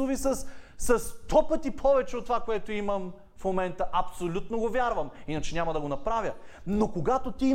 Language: Bulgarian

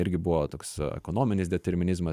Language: Lithuanian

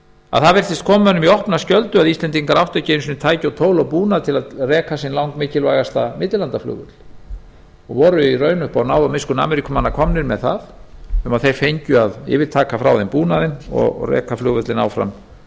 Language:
Icelandic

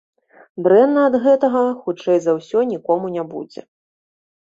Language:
Belarusian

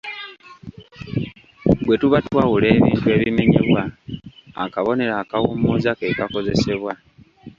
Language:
Ganda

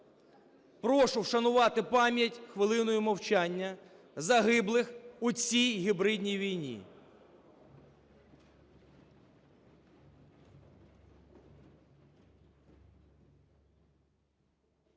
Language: Ukrainian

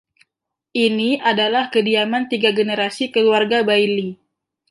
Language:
Indonesian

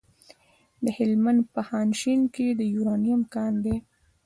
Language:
Pashto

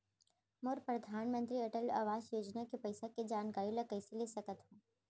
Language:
Chhattisgarhi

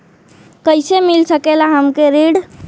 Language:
Bhojpuri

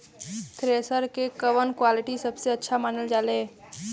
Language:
Bhojpuri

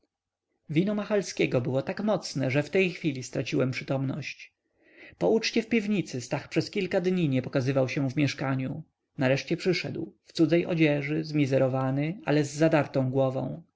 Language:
Polish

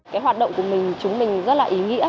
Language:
Vietnamese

